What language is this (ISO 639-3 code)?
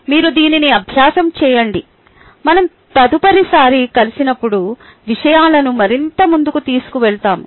tel